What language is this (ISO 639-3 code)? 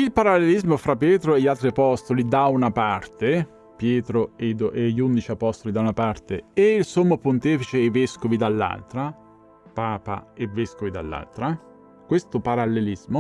ita